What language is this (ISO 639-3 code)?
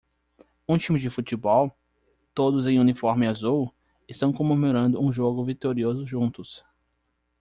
por